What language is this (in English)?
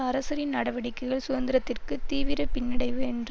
Tamil